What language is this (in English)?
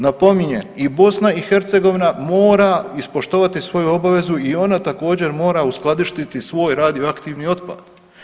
Croatian